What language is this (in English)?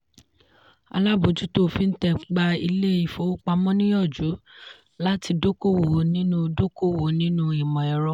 Yoruba